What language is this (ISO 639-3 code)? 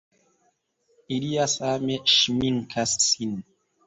epo